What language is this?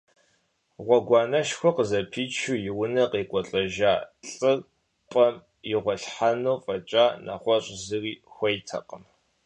Kabardian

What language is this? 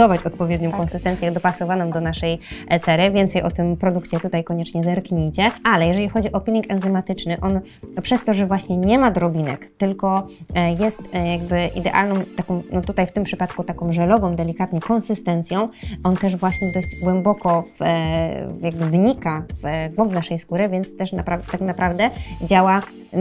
Polish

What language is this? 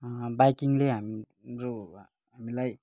Nepali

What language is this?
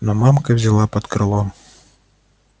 Russian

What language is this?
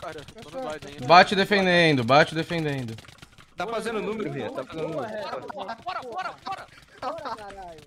Portuguese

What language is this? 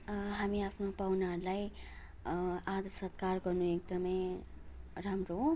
Nepali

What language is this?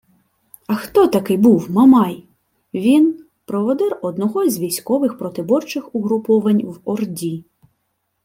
Ukrainian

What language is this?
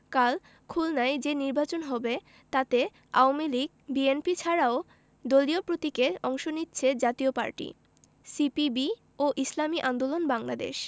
Bangla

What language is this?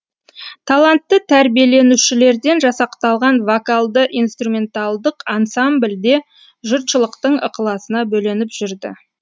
Kazakh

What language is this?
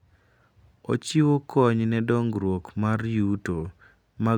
Luo (Kenya and Tanzania)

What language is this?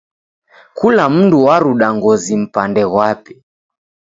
Taita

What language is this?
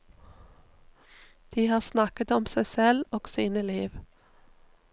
Norwegian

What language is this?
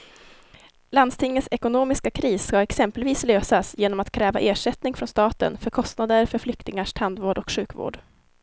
Swedish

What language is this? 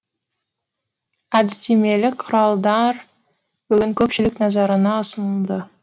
Kazakh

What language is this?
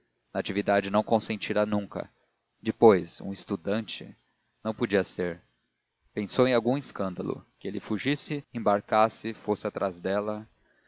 Portuguese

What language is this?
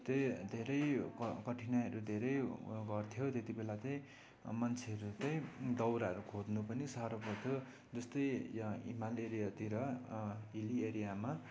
Nepali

